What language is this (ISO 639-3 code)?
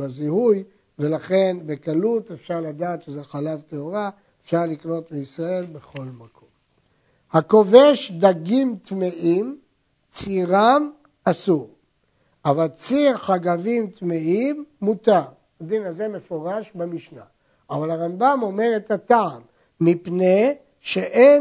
heb